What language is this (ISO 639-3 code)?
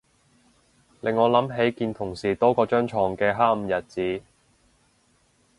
yue